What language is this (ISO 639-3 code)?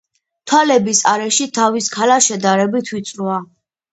kat